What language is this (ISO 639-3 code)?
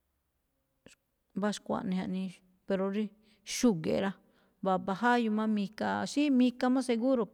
tcf